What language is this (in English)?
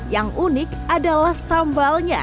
Indonesian